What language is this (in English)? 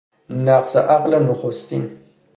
Persian